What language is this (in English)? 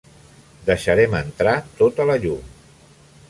Catalan